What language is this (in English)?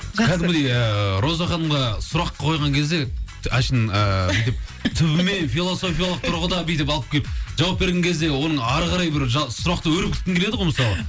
Kazakh